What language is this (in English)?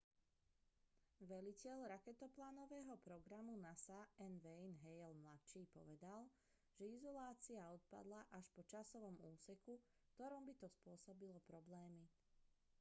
Slovak